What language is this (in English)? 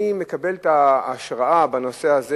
Hebrew